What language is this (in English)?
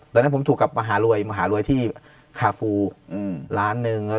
Thai